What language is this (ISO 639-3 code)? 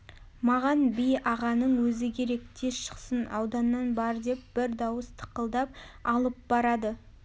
kaz